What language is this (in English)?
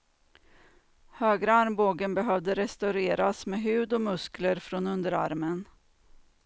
Swedish